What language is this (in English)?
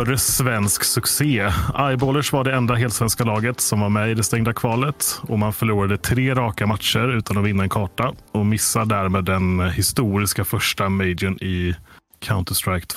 Swedish